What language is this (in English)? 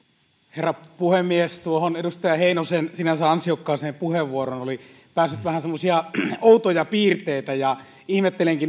Finnish